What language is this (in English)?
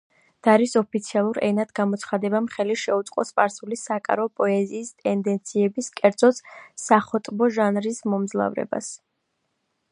Georgian